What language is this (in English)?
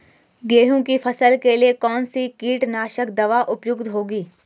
Hindi